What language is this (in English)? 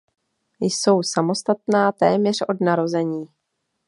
Czech